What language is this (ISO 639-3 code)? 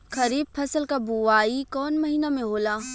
bho